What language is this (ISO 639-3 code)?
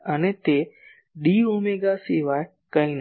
guj